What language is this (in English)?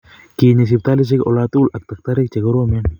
Kalenjin